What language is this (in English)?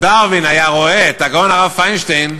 Hebrew